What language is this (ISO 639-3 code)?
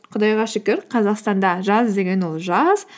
kaz